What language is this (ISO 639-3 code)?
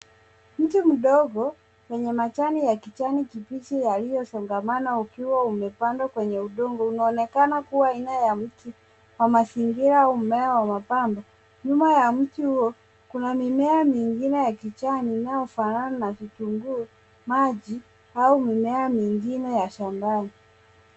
swa